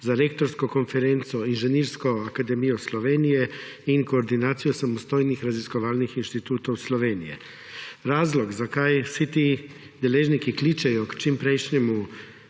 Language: Slovenian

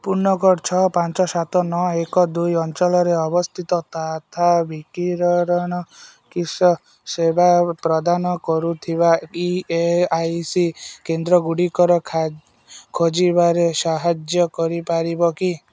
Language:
Odia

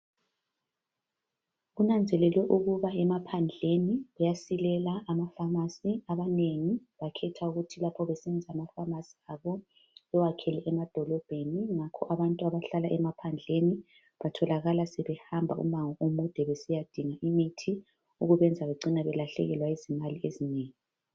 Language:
North Ndebele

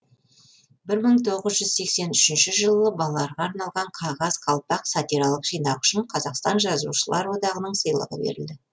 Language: Kazakh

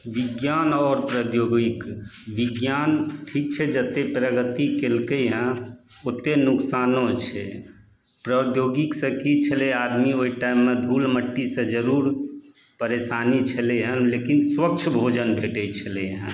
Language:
Maithili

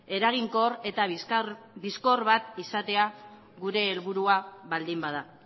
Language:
Basque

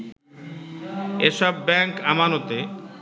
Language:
Bangla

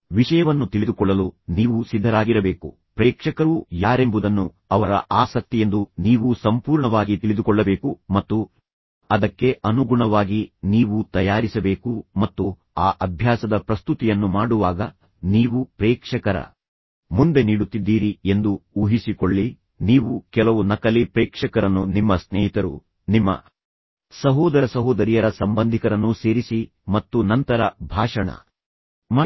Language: Kannada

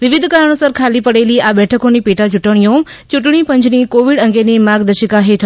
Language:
Gujarati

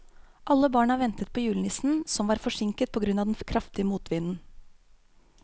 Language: Norwegian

